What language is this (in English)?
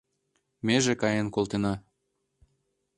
Mari